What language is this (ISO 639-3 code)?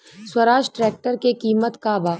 bho